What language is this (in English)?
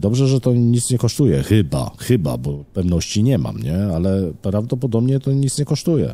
Polish